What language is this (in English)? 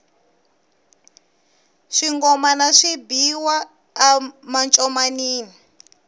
Tsonga